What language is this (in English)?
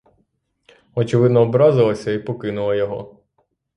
Ukrainian